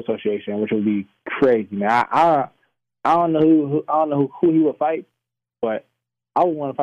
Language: English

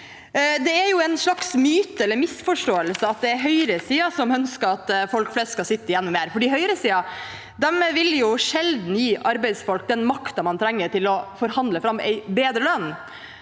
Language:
Norwegian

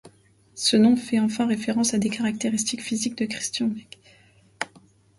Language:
French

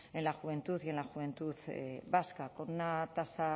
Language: Spanish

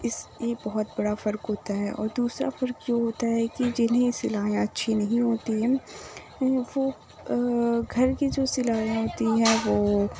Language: Urdu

